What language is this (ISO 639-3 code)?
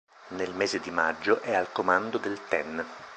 ita